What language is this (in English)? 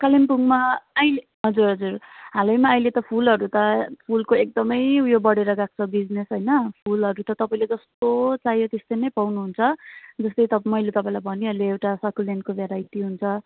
Nepali